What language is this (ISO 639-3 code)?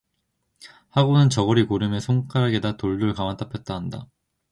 kor